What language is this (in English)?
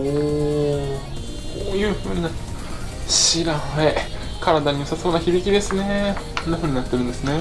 Japanese